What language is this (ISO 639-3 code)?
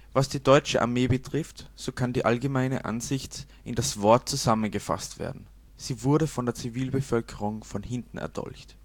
deu